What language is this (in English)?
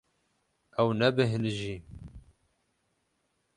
Kurdish